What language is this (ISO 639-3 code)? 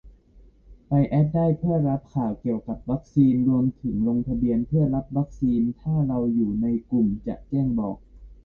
tha